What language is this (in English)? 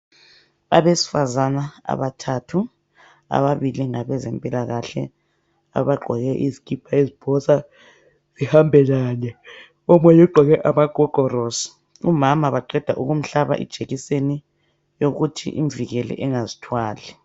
North Ndebele